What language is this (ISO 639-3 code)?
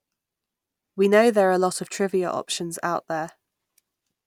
eng